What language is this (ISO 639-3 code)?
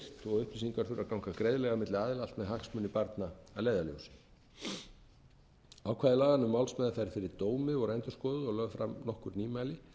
isl